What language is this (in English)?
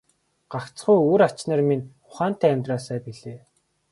Mongolian